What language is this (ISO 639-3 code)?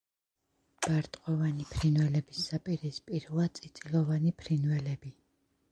kat